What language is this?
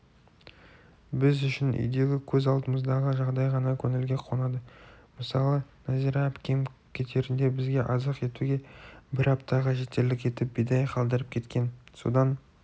Kazakh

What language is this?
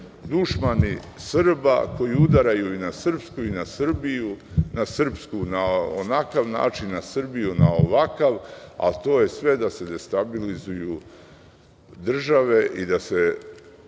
Serbian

